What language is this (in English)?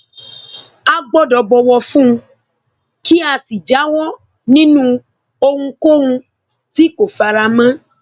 Yoruba